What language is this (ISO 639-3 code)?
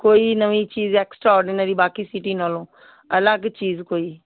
pan